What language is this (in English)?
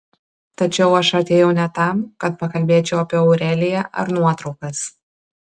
Lithuanian